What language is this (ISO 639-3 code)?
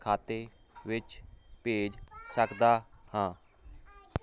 pan